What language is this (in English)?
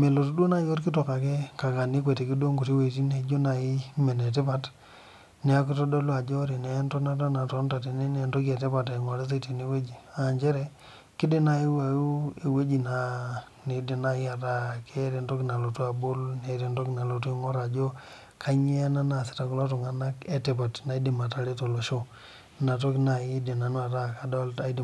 Masai